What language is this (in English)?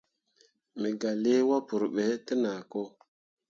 Mundang